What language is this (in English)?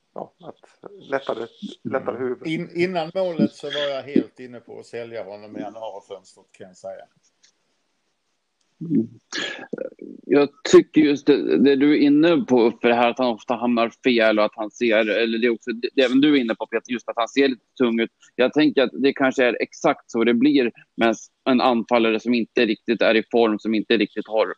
Swedish